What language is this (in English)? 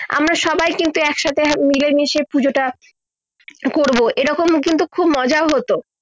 Bangla